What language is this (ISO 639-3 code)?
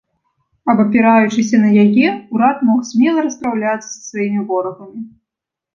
bel